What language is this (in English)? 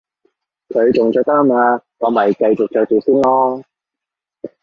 Cantonese